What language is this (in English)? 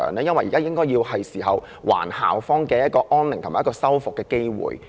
Cantonese